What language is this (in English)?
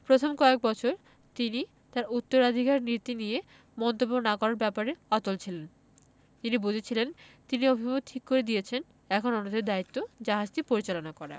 Bangla